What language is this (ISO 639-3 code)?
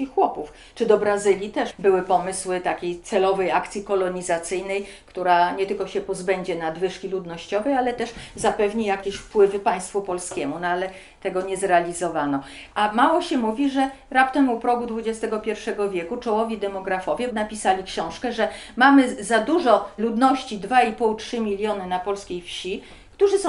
pol